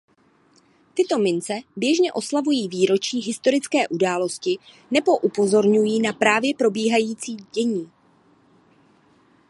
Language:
Czech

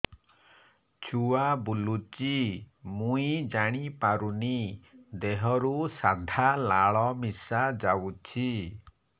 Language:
Odia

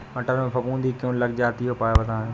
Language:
Hindi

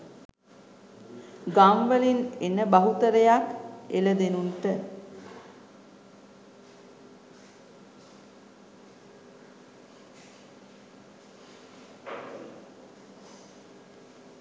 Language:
Sinhala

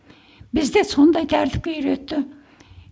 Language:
Kazakh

